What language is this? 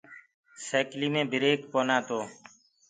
Gurgula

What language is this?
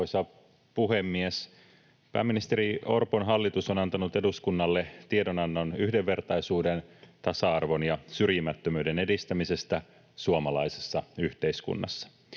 Finnish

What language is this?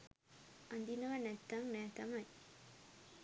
Sinhala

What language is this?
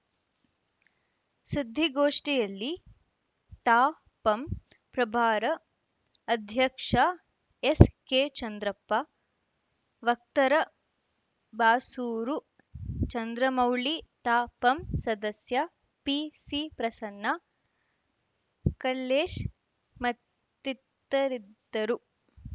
Kannada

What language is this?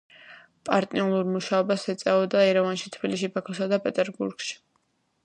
Georgian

